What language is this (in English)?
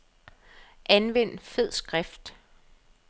Danish